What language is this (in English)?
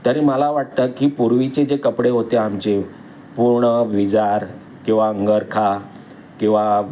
Marathi